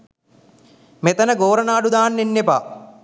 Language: Sinhala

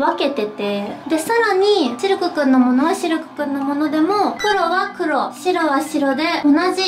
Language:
Japanese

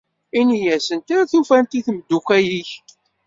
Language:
Kabyle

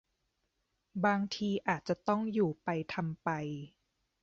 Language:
Thai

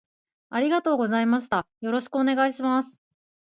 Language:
Japanese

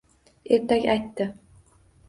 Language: Uzbek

